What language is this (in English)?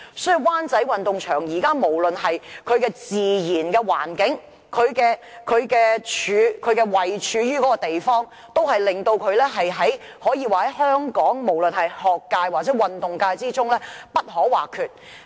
Cantonese